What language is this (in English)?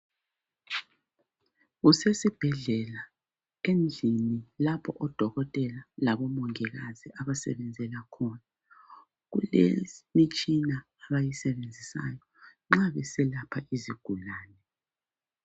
North Ndebele